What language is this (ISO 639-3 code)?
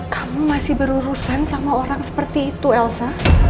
ind